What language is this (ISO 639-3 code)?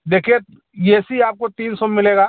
hin